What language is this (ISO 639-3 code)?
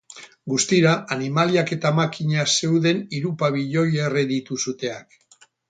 eus